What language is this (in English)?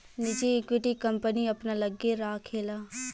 Bhojpuri